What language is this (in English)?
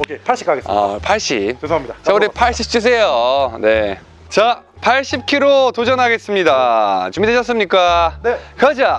Korean